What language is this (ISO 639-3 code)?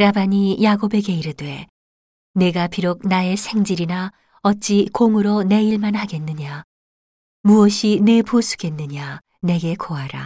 kor